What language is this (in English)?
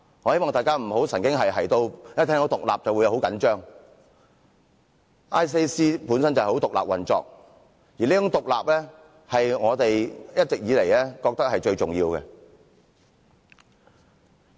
Cantonese